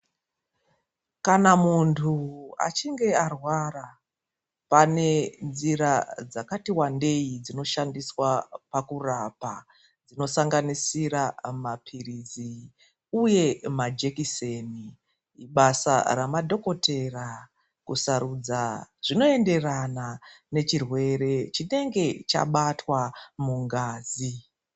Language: Ndau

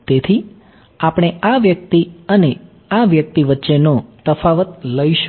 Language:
Gujarati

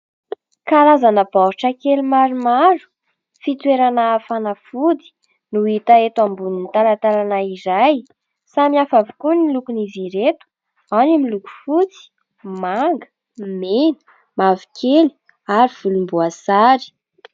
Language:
Malagasy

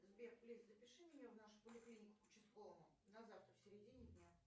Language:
Russian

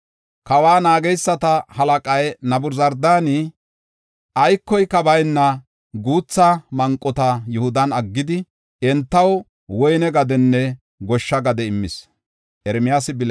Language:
Gofa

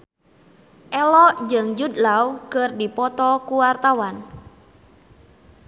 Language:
Sundanese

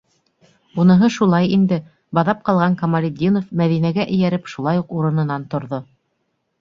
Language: Bashkir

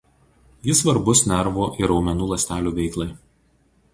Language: Lithuanian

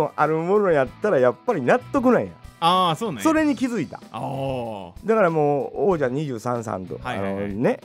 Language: Japanese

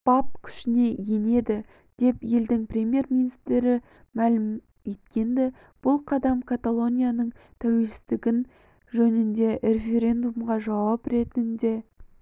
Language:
Kazakh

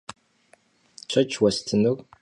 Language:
Kabardian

